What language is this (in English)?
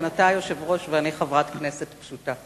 Hebrew